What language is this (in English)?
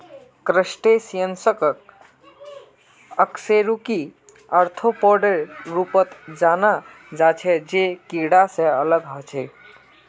Magahi